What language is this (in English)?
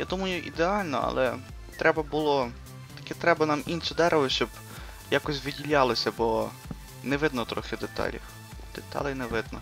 Ukrainian